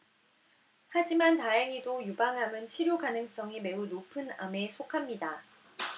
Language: Korean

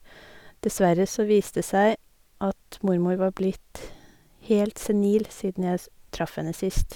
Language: Norwegian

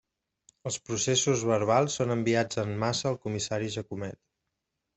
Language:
Catalan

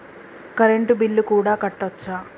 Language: Telugu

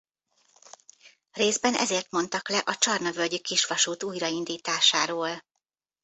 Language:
Hungarian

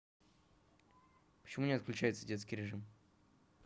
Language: Russian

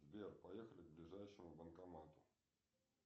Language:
Russian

